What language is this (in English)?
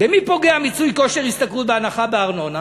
Hebrew